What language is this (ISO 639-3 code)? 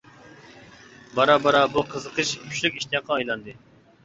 uig